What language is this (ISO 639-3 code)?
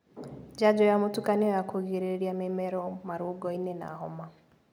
kik